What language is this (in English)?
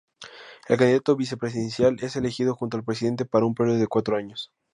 Spanish